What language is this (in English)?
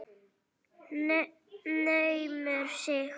Icelandic